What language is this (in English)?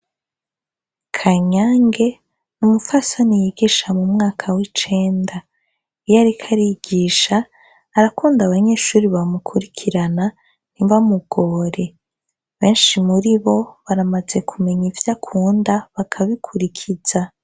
Rundi